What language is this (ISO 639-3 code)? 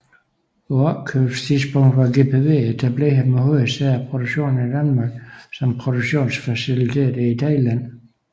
dan